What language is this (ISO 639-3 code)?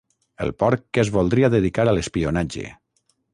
cat